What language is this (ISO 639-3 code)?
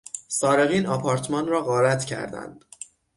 fas